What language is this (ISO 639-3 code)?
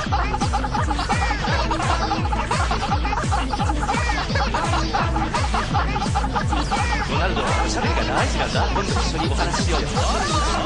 jpn